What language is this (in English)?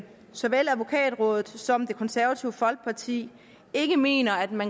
Danish